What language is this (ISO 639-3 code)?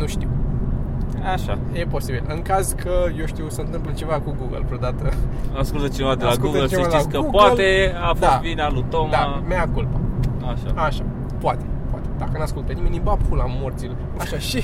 ron